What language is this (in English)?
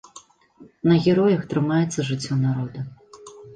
Belarusian